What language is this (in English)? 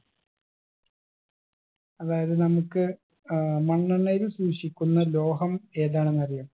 Malayalam